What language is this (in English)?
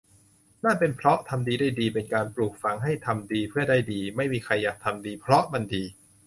Thai